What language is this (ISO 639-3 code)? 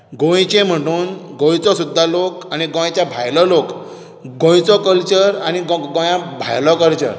kok